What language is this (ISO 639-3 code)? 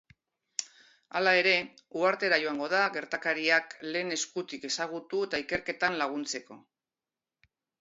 eus